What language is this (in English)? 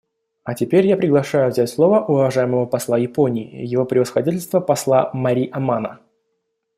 Russian